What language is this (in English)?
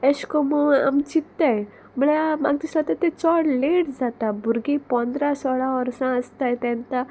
Konkani